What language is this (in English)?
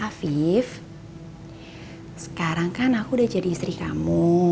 Indonesian